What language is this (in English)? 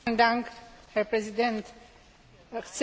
Slovak